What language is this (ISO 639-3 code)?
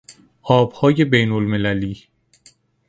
fas